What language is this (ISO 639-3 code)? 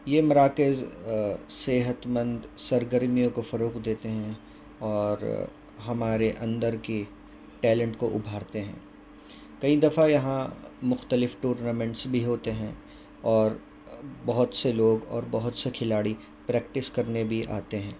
urd